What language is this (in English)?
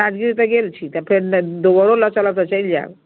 Maithili